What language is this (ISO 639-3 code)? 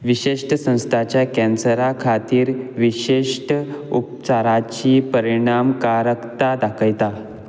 kok